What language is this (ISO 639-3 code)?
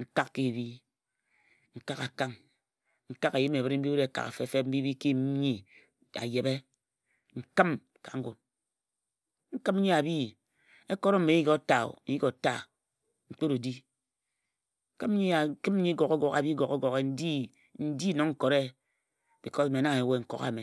etu